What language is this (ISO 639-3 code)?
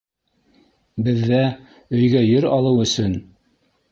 bak